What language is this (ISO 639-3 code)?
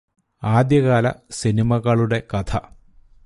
mal